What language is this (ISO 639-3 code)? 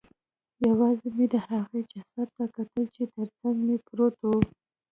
pus